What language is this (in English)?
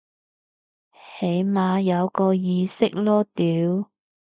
Cantonese